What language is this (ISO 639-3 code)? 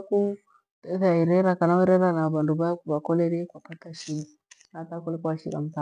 gwe